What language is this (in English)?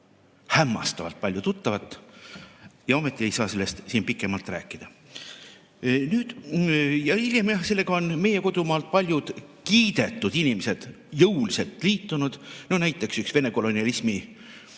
Estonian